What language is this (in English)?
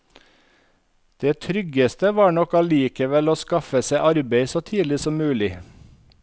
Norwegian